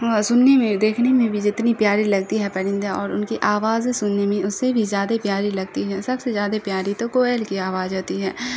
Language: Urdu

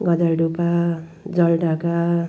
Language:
Nepali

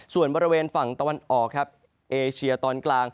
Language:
Thai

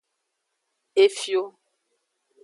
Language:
Aja (Benin)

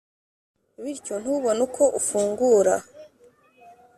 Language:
Kinyarwanda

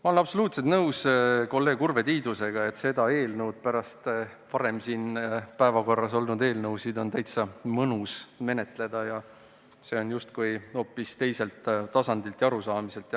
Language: Estonian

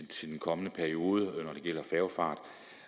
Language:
Danish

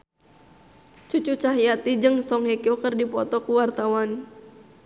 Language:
Sundanese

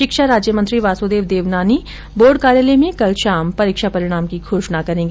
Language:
Hindi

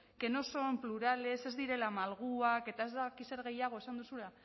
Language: Basque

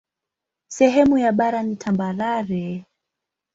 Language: Swahili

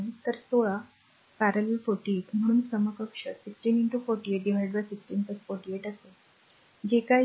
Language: Marathi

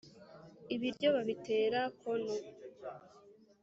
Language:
Kinyarwanda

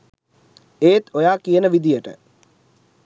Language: Sinhala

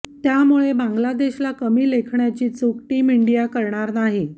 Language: Marathi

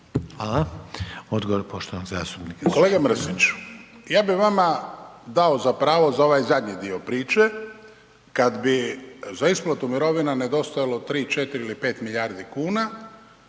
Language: Croatian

